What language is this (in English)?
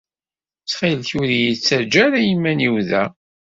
Kabyle